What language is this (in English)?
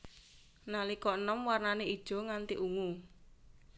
Javanese